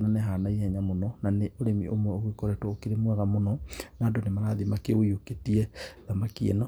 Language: Kikuyu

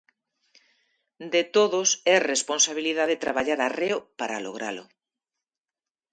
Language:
Galician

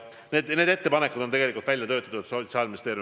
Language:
Estonian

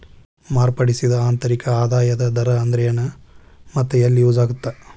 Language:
Kannada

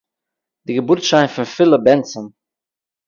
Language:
Yiddish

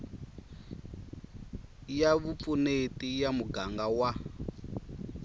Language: Tsonga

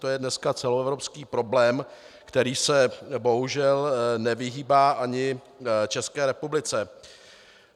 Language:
Czech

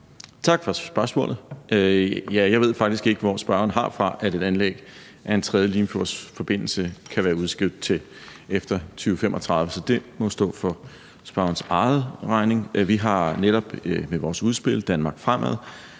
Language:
Danish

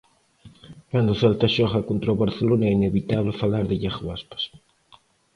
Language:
Galician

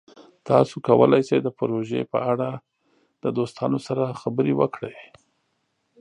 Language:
Pashto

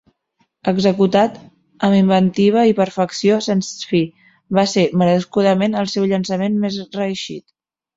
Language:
Catalan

